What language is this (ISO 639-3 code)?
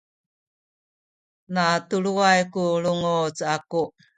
szy